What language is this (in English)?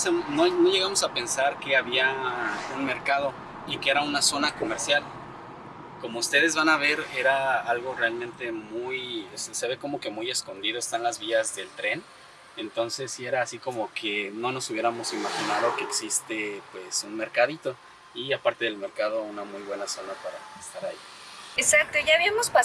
Spanish